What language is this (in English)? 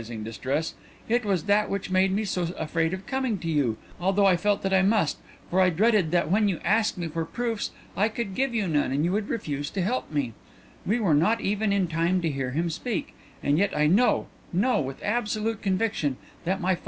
English